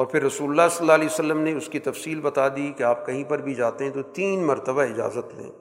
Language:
Urdu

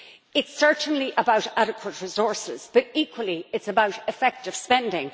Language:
English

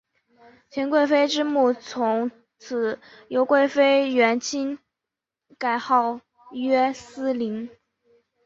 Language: Chinese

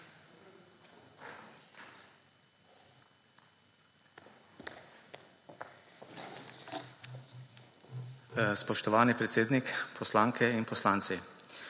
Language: Slovenian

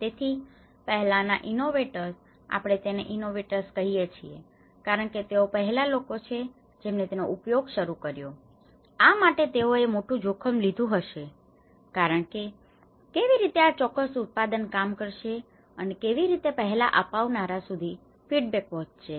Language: Gujarati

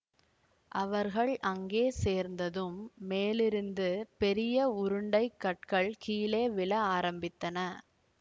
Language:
Tamil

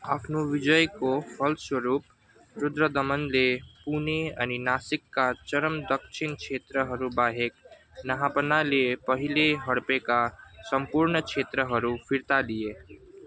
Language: Nepali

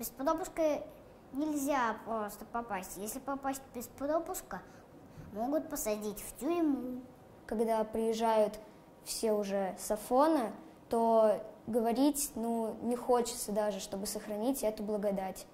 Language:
Russian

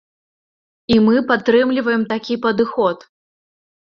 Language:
Belarusian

